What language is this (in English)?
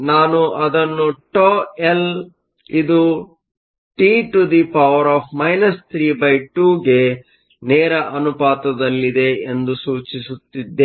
Kannada